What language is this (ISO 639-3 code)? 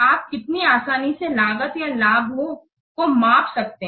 hin